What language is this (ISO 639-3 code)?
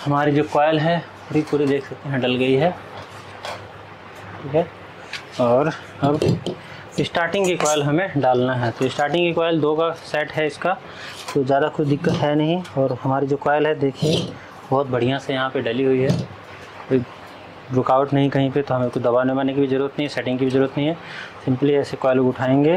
hin